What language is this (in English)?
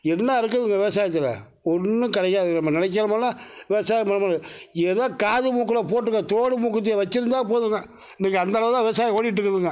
Tamil